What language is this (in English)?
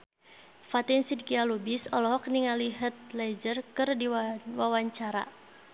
Sundanese